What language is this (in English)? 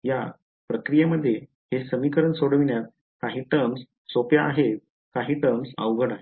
Marathi